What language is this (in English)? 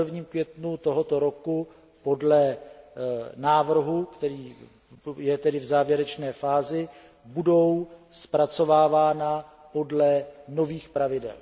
Czech